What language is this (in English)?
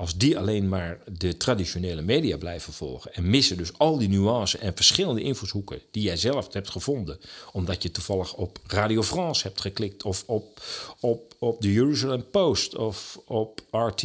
Dutch